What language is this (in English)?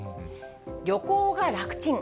Japanese